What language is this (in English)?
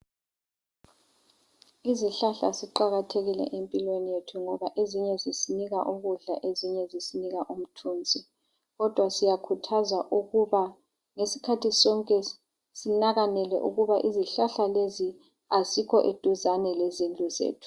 North Ndebele